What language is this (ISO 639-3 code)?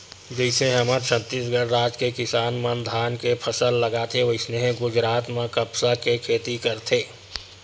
hne